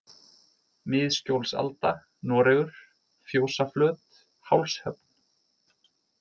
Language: Icelandic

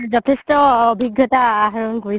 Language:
Assamese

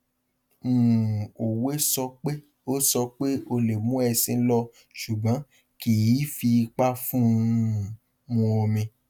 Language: Yoruba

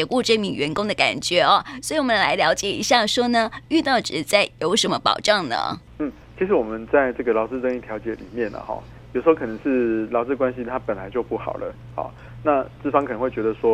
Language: Chinese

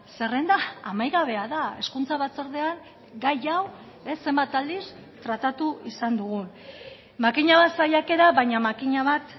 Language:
Basque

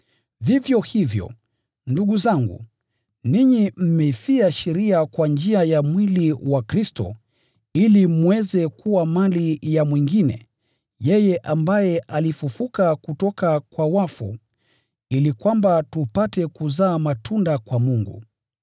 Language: Swahili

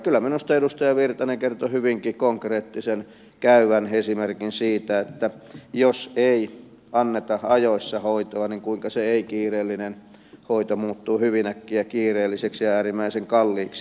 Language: Finnish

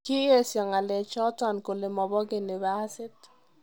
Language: Kalenjin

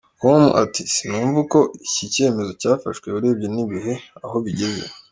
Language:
Kinyarwanda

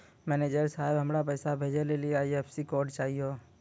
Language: Maithili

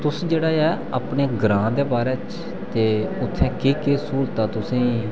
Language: Dogri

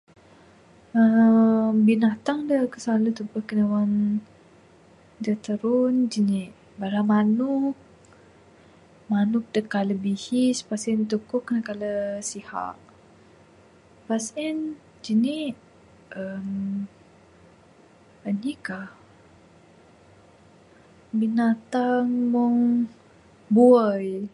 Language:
Bukar-Sadung Bidayuh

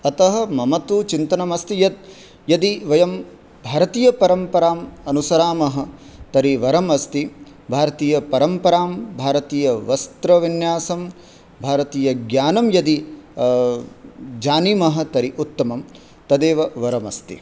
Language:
Sanskrit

